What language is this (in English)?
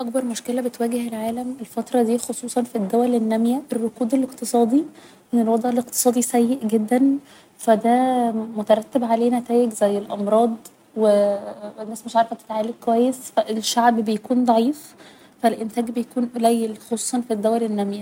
Egyptian Arabic